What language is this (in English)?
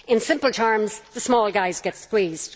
English